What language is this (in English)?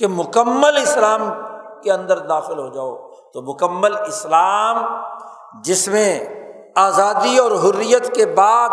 Urdu